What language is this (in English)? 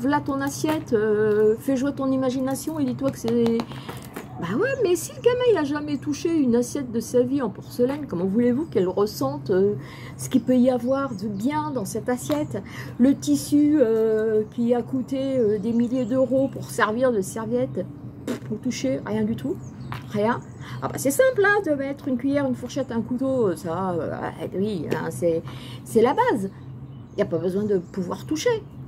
French